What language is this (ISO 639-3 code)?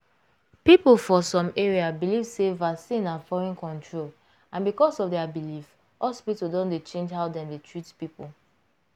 pcm